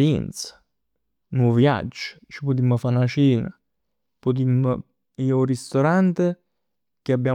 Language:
Neapolitan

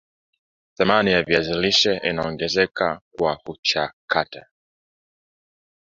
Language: Swahili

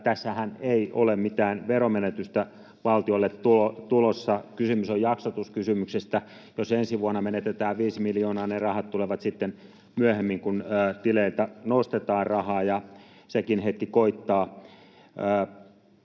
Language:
Finnish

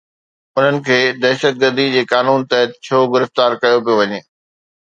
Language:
Sindhi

